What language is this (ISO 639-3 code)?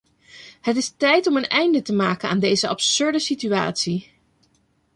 nld